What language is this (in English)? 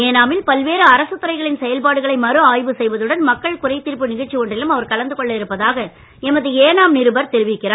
Tamil